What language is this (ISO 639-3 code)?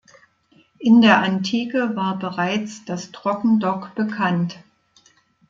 deu